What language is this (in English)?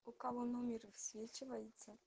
Russian